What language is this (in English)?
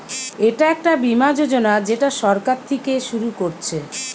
Bangla